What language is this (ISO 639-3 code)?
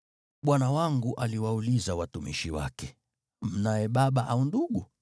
swa